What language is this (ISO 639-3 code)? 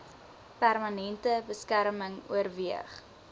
afr